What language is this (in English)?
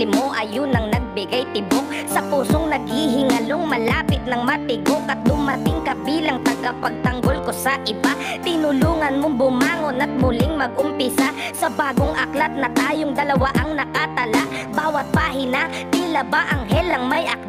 Indonesian